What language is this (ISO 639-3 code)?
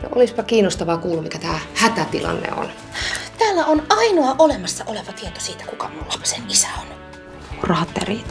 fin